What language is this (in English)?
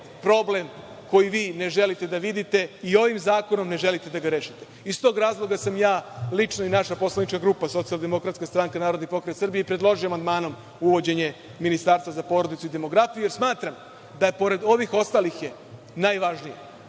Serbian